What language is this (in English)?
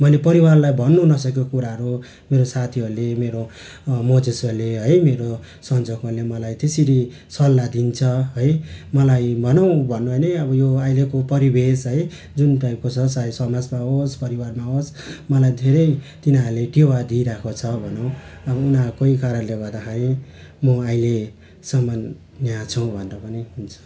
Nepali